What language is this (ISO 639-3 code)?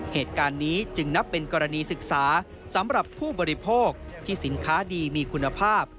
tha